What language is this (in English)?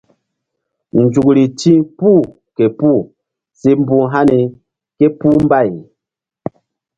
Mbum